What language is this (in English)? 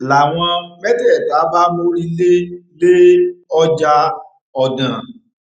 Yoruba